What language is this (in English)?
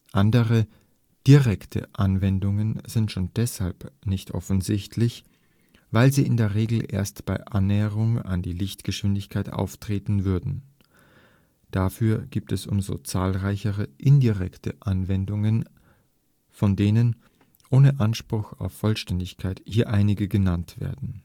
German